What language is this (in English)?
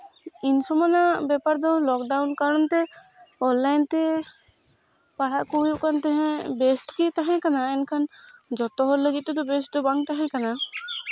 Santali